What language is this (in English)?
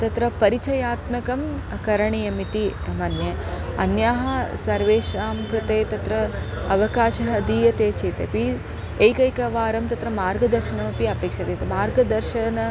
Sanskrit